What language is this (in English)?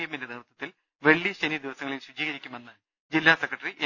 Malayalam